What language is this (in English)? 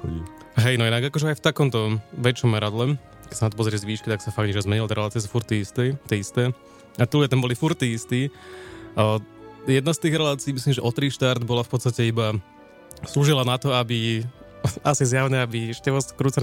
Slovak